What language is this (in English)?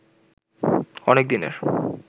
Bangla